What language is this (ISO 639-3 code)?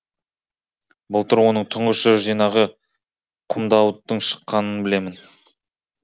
kaz